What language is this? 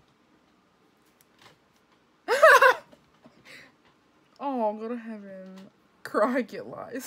English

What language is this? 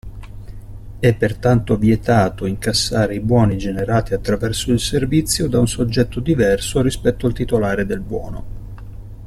Italian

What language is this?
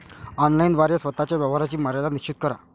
Marathi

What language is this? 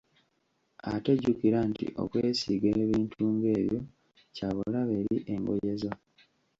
Ganda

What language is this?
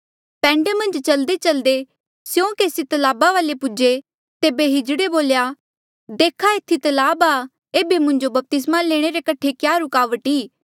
Mandeali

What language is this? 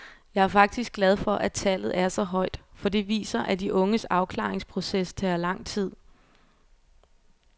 Danish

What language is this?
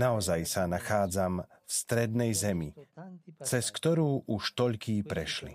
Slovak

